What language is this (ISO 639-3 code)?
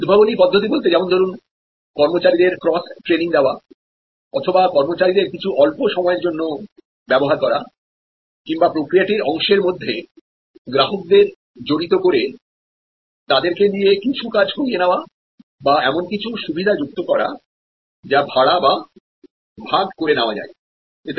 ben